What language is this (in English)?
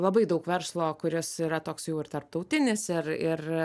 Lithuanian